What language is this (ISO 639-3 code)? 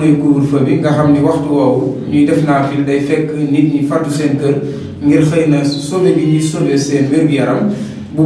ron